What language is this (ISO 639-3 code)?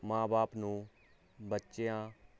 pan